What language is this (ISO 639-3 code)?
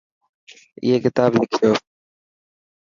mki